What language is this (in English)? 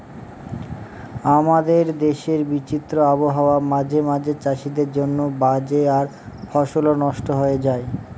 Bangla